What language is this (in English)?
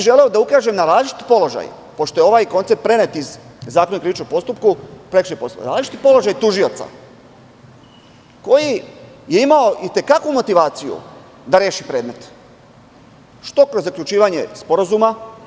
Serbian